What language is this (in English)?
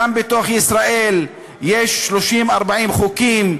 Hebrew